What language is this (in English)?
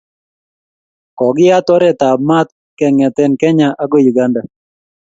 Kalenjin